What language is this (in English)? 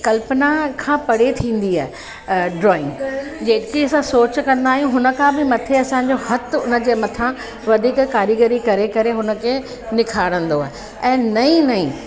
Sindhi